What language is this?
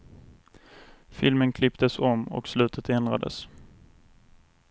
Swedish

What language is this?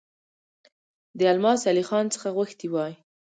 Pashto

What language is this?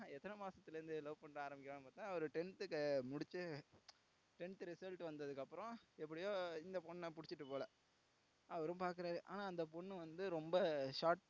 Tamil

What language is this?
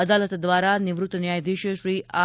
Gujarati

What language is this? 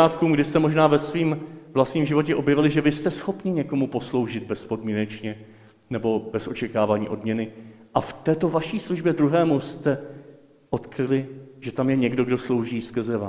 Czech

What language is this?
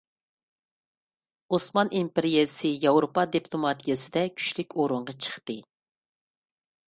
Uyghur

